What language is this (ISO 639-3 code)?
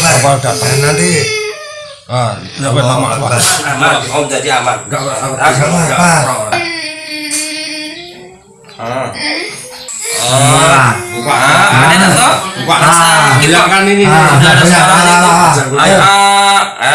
ind